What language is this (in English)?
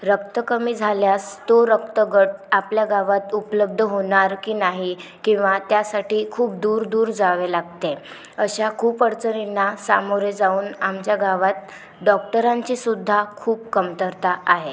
Marathi